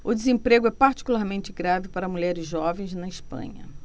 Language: Portuguese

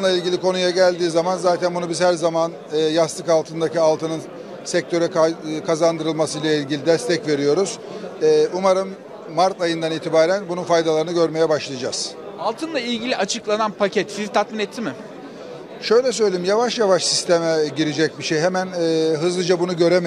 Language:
Turkish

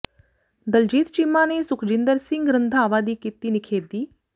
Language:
Punjabi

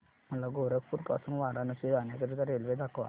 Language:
Marathi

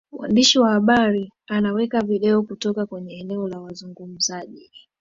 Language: Swahili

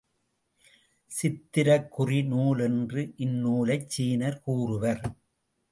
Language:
Tamil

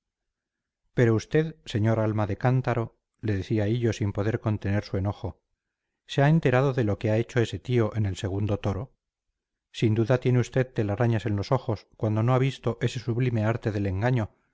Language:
Spanish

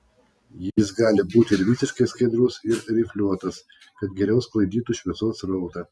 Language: Lithuanian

